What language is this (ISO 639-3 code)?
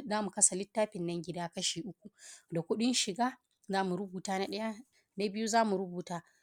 hau